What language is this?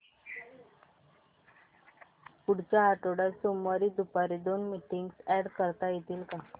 Marathi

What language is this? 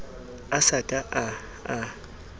Southern Sotho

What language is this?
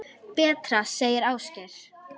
Icelandic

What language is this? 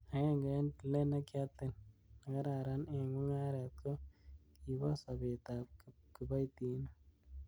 Kalenjin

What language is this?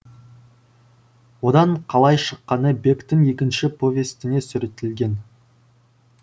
Kazakh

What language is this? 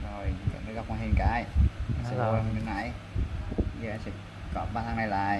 Vietnamese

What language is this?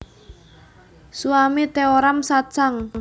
Javanese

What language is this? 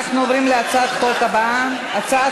Hebrew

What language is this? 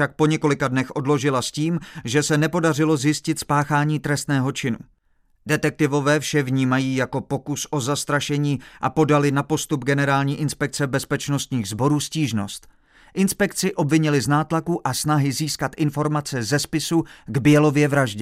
Czech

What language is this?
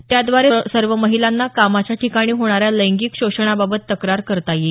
Marathi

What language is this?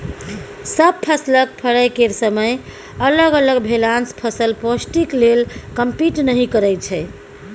Maithili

